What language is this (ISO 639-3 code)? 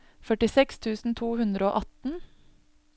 nor